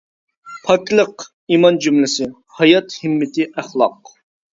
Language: Uyghur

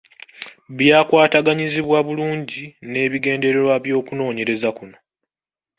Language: Ganda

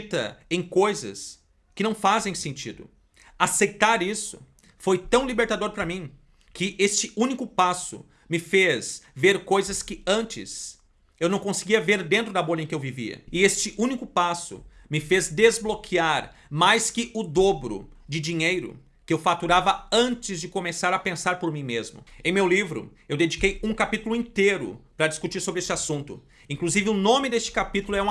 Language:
Portuguese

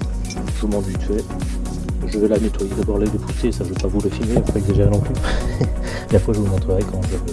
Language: French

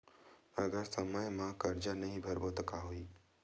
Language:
Chhattisgarhi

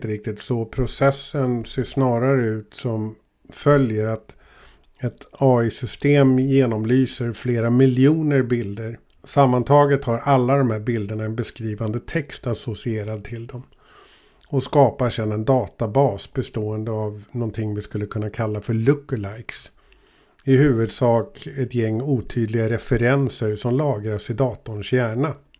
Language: Swedish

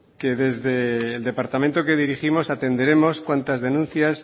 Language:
Spanish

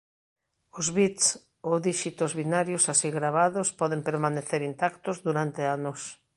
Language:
Galician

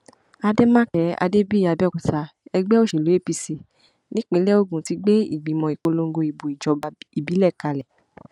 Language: Yoruba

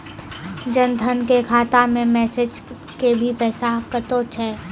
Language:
Maithili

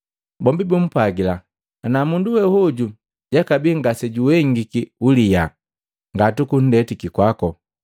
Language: Matengo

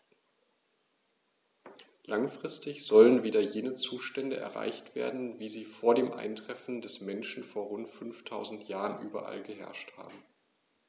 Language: German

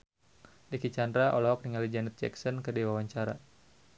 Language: Sundanese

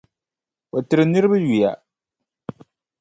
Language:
Dagbani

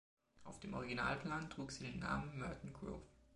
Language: German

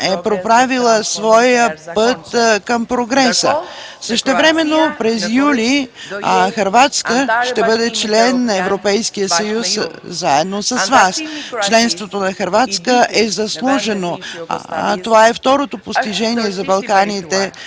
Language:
Bulgarian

